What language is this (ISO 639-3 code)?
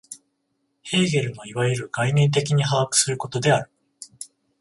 jpn